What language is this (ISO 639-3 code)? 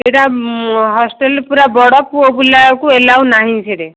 ori